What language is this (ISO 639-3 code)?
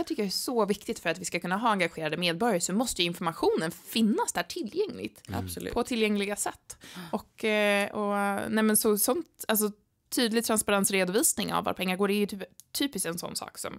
swe